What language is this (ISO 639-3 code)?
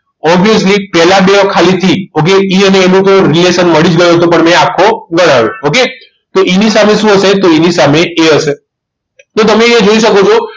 guj